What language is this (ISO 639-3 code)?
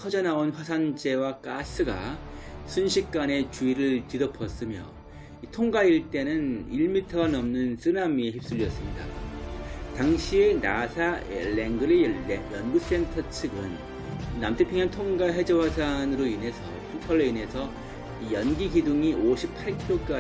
kor